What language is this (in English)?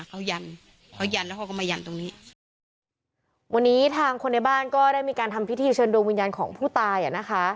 Thai